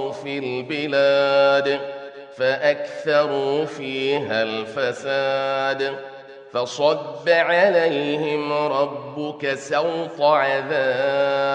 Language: Arabic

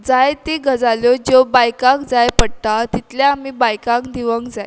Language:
Konkani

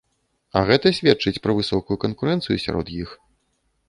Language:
Belarusian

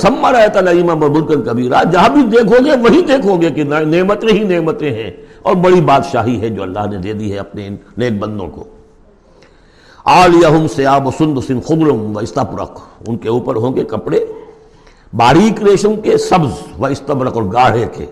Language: Urdu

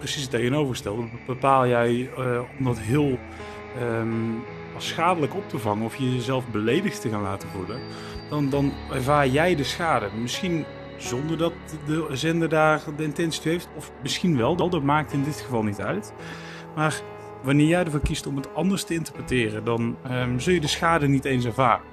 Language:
Dutch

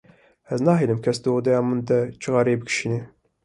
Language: Kurdish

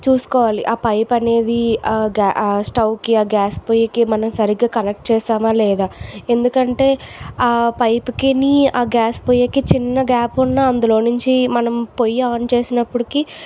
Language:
Telugu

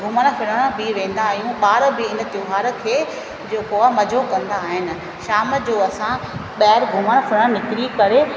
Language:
Sindhi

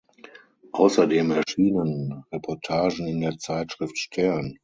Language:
German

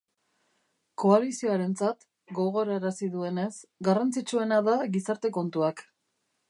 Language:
Basque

